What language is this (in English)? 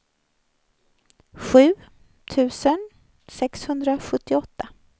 Swedish